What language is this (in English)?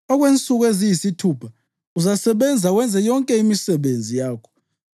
North Ndebele